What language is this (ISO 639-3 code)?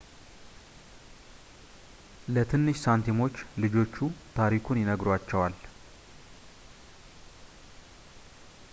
amh